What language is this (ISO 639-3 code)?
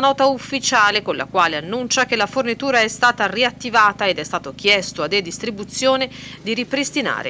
ita